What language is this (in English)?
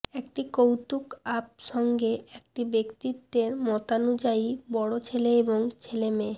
Bangla